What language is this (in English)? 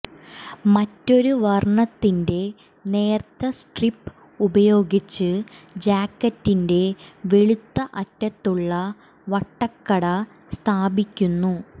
Malayalam